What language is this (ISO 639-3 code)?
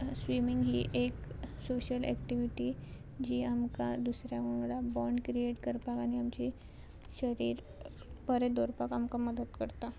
kok